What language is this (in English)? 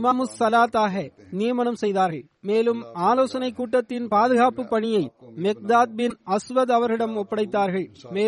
Tamil